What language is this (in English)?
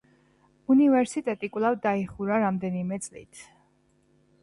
Georgian